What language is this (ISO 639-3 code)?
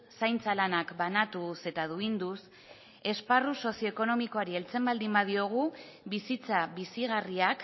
eus